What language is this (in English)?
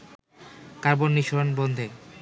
Bangla